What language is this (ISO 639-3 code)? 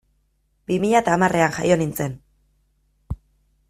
eus